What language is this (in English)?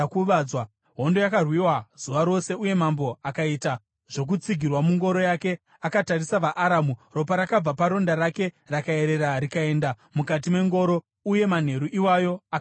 Shona